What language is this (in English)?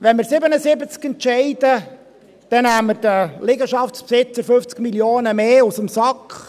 Swiss German